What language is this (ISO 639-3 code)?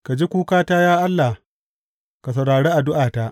hau